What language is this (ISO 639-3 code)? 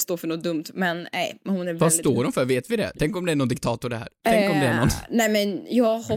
swe